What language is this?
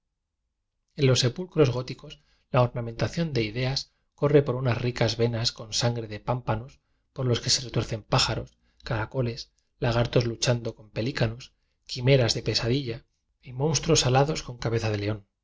Spanish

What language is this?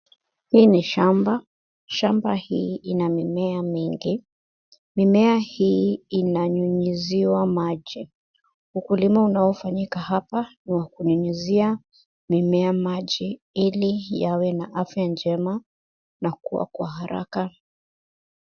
Swahili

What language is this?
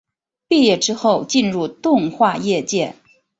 Chinese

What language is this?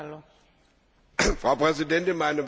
German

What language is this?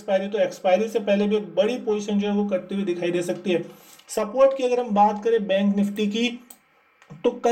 Hindi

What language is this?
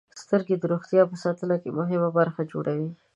Pashto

